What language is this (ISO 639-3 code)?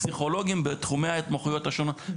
heb